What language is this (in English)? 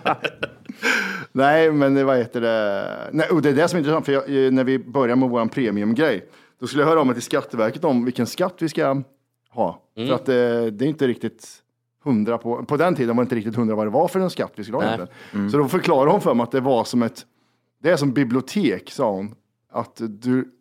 Swedish